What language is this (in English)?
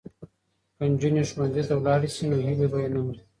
Pashto